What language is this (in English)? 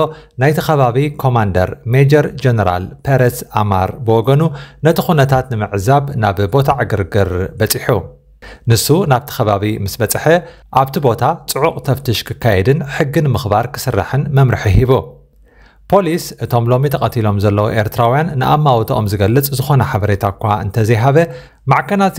Arabic